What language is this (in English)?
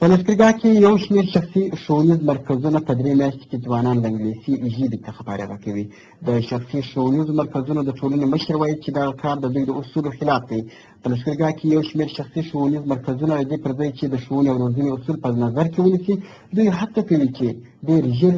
Turkish